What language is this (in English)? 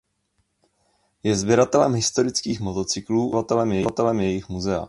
Czech